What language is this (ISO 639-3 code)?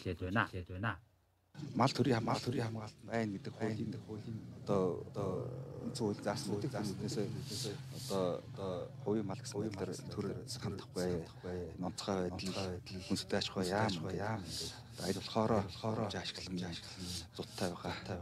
ara